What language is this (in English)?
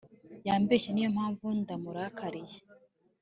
Kinyarwanda